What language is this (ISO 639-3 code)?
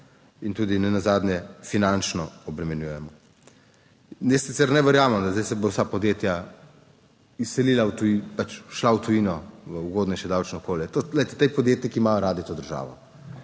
slv